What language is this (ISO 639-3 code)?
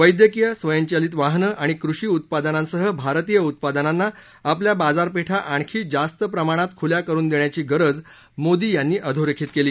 mar